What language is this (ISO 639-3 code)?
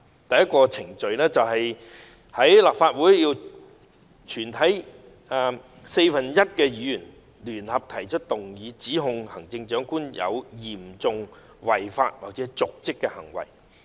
yue